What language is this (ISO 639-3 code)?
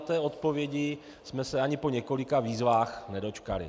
ces